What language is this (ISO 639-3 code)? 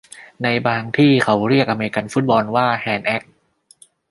tha